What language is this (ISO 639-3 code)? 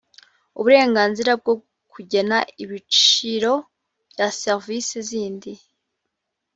kin